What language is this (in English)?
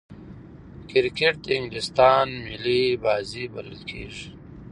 Pashto